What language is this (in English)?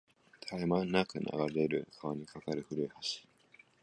Japanese